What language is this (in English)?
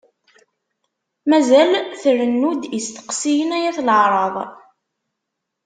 Kabyle